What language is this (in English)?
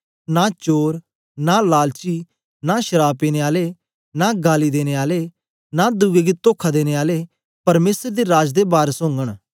Dogri